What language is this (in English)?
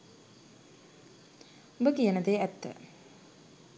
Sinhala